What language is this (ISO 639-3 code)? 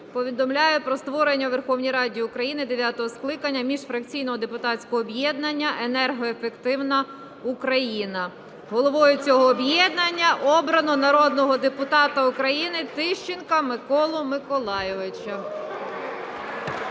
ukr